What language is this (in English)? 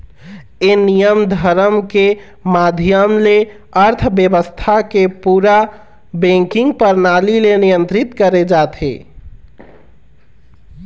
Chhattisgarhi